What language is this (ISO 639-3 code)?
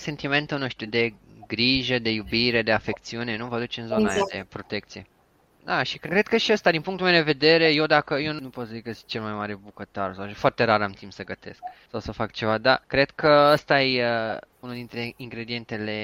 ron